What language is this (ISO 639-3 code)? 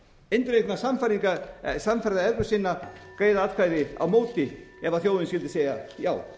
isl